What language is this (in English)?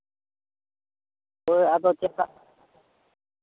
Santali